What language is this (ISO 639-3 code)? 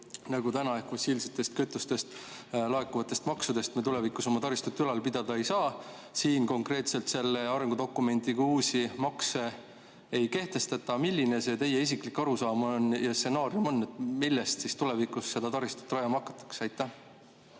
est